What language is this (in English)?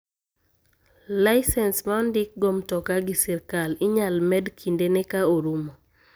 Luo (Kenya and Tanzania)